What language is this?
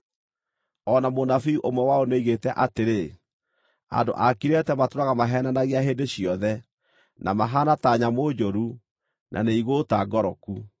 Kikuyu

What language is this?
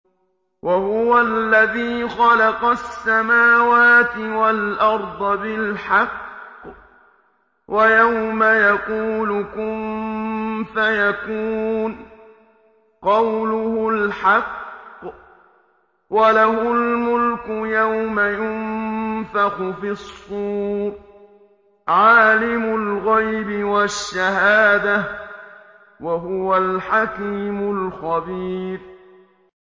Arabic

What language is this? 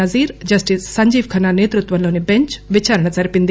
Telugu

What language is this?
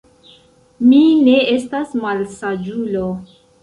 Esperanto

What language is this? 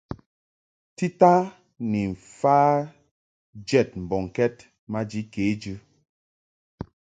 Mungaka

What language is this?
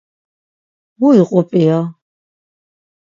Laz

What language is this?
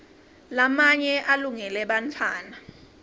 Swati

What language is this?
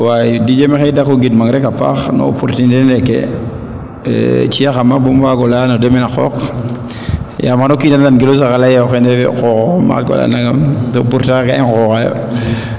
Serer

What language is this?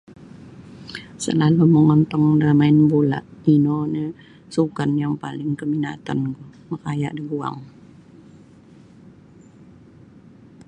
Sabah Bisaya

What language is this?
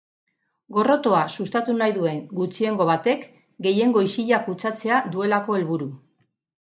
Basque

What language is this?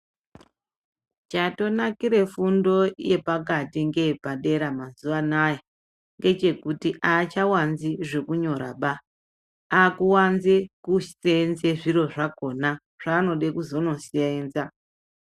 Ndau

